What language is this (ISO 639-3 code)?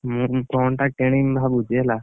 ori